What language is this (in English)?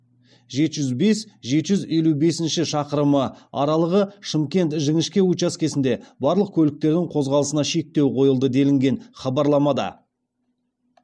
Kazakh